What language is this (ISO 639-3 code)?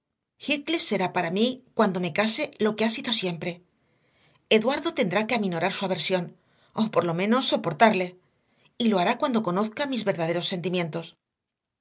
spa